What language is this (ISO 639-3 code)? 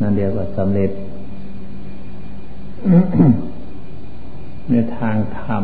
tha